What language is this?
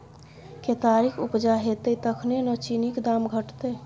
Maithili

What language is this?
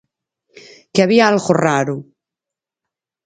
Galician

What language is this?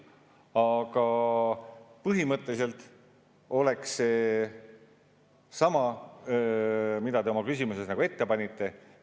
Estonian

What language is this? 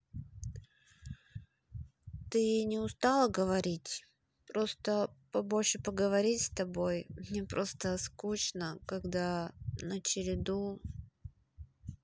Russian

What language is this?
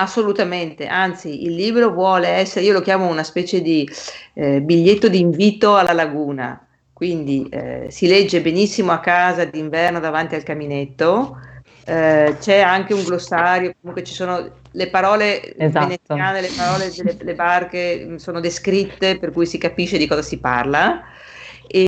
Italian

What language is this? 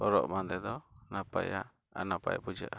Santali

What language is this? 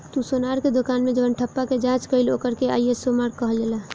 Bhojpuri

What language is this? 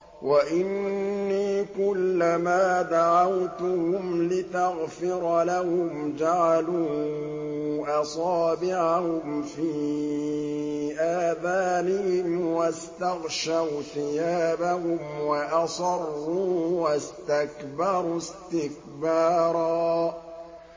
Arabic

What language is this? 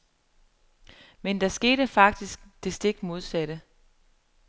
Danish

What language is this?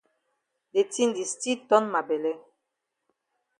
Cameroon Pidgin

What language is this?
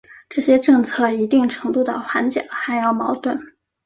Chinese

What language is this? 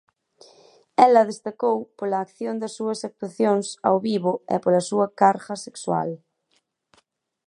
Galician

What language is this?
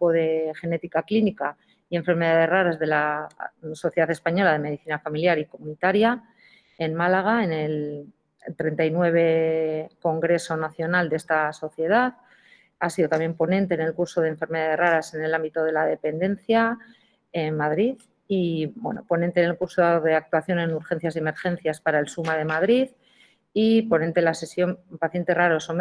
Spanish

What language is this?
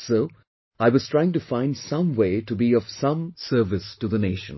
English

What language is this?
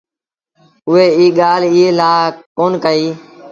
Sindhi Bhil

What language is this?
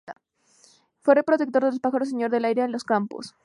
Spanish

